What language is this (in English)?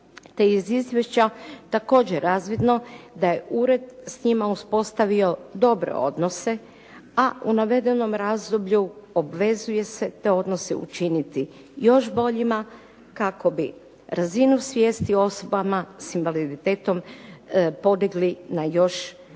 Croatian